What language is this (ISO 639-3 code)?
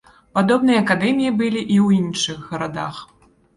bel